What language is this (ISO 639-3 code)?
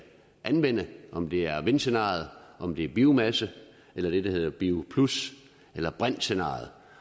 dan